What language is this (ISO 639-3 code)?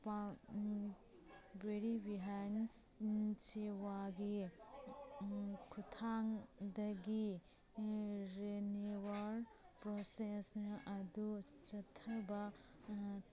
mni